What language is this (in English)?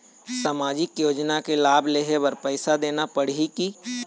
Chhattisgarhi